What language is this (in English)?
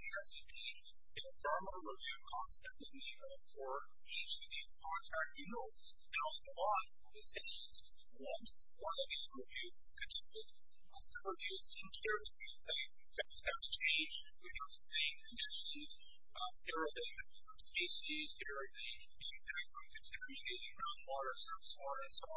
English